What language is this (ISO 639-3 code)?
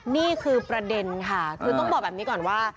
tha